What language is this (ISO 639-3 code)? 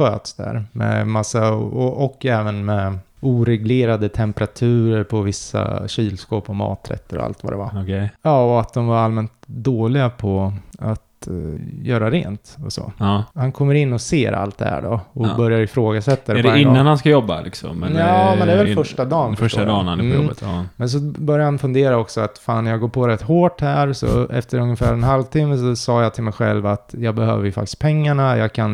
swe